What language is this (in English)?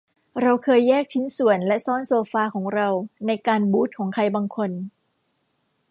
Thai